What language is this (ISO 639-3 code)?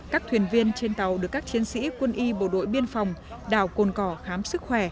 vie